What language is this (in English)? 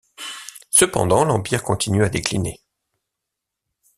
French